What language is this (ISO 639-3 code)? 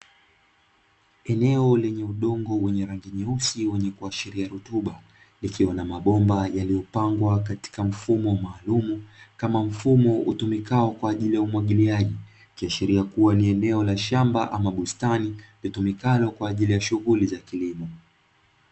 swa